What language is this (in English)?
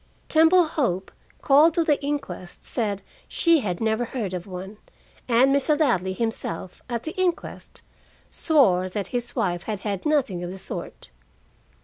English